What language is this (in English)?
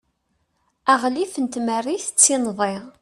Kabyle